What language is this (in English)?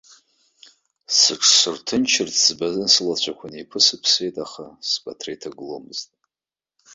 Abkhazian